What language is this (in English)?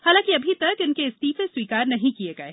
Hindi